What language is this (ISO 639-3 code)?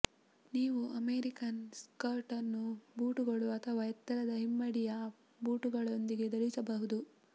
kan